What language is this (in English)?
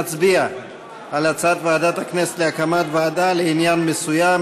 Hebrew